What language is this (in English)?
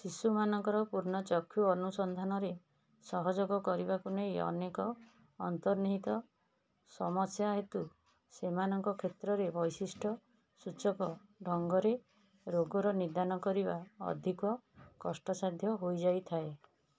Odia